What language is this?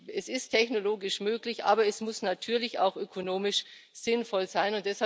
German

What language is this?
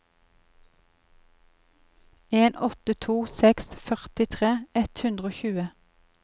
Norwegian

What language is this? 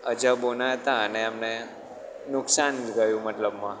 Gujarati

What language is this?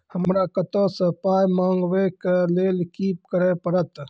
Maithili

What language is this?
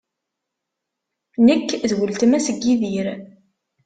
Kabyle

